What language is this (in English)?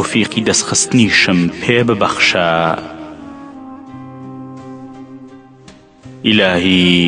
Arabic